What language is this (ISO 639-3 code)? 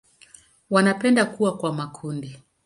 swa